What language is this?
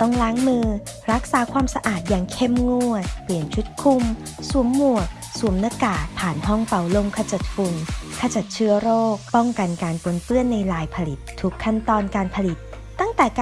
Thai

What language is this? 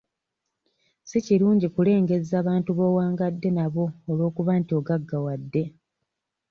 Ganda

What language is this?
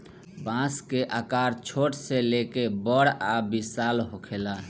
Bhojpuri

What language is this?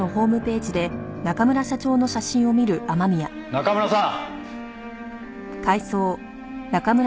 Japanese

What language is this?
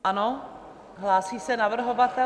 Czech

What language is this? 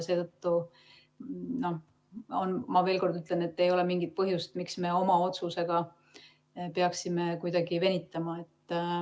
Estonian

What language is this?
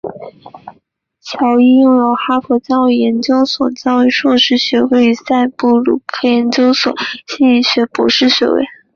Chinese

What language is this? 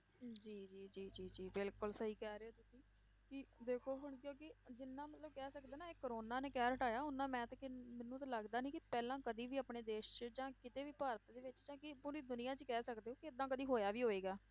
Punjabi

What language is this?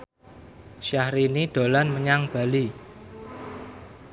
Javanese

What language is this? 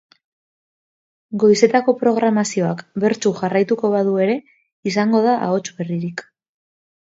Basque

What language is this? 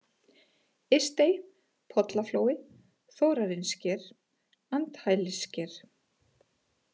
Icelandic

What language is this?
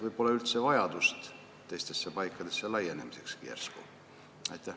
Estonian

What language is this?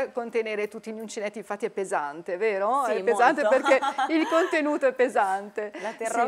Italian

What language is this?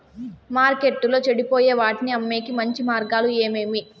Telugu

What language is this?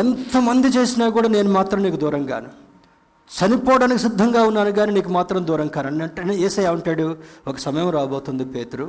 Telugu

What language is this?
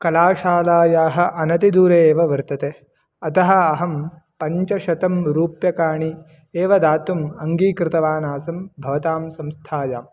Sanskrit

